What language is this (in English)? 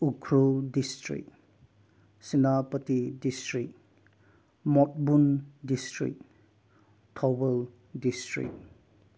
Manipuri